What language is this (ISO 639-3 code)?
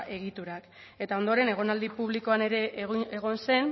eus